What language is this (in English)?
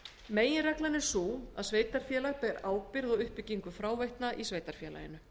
Icelandic